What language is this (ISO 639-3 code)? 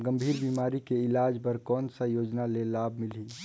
hne